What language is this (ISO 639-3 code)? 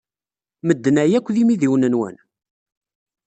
kab